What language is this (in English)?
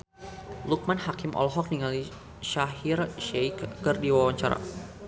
Sundanese